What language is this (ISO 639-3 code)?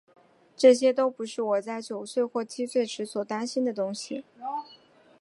zho